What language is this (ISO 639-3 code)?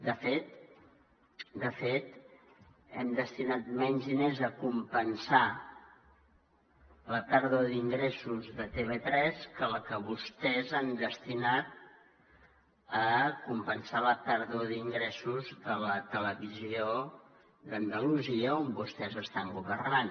cat